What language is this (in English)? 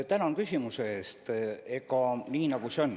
Estonian